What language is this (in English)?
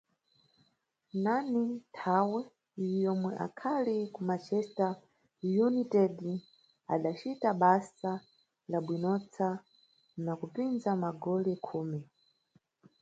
Nyungwe